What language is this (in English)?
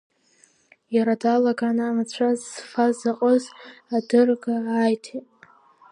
Abkhazian